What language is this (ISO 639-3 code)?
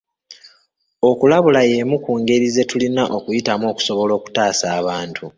lug